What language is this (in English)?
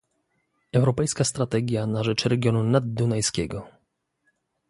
Polish